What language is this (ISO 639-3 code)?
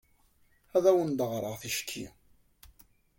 kab